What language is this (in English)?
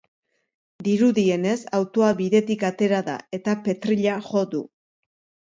Basque